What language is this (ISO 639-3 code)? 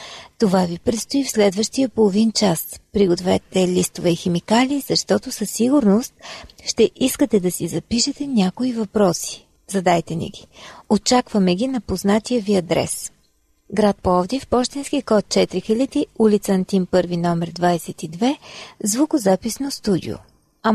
bul